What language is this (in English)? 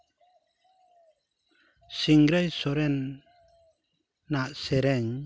Santali